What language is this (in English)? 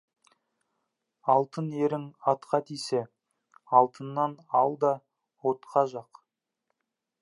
Kazakh